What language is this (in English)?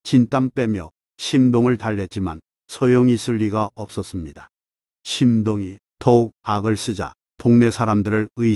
Korean